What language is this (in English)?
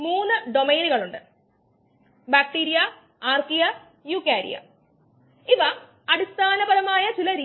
Malayalam